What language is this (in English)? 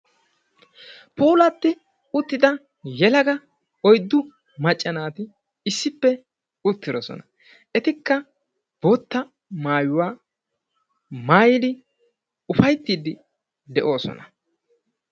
Wolaytta